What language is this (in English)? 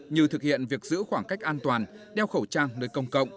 Vietnamese